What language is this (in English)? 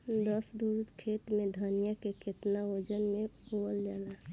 Bhojpuri